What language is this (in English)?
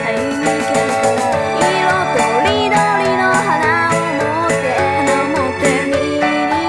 Japanese